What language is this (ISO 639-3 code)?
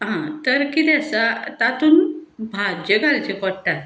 kok